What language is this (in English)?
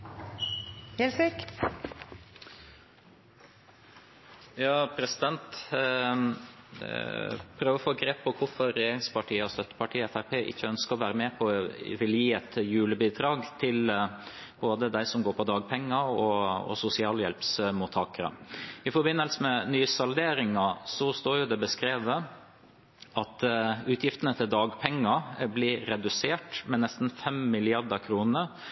Norwegian Bokmål